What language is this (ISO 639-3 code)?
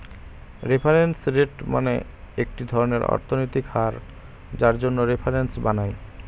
ben